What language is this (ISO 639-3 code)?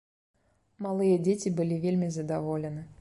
bel